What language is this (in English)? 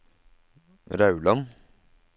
Norwegian